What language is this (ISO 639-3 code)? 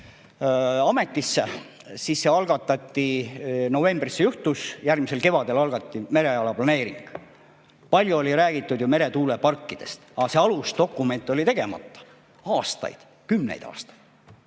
est